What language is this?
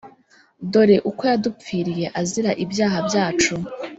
Kinyarwanda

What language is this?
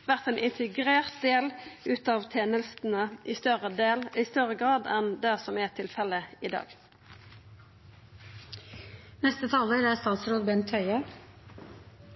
Norwegian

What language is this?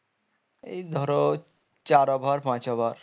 Bangla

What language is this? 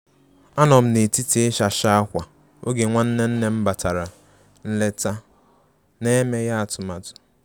Igbo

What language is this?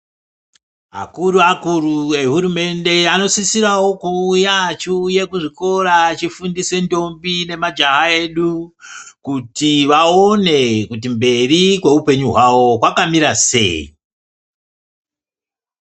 Ndau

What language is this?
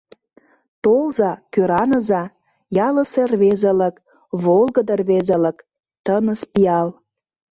Mari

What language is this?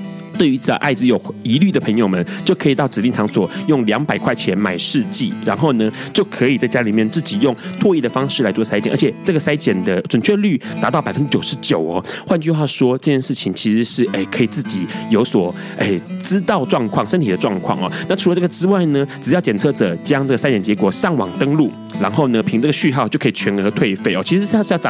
Chinese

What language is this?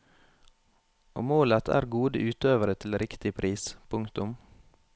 Norwegian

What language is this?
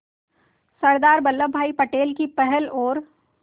Hindi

